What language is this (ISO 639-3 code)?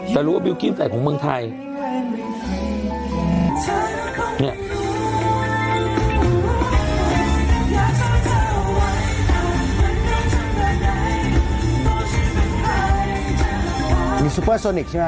tha